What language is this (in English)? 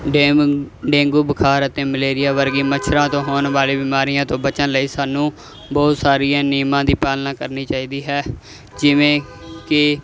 Punjabi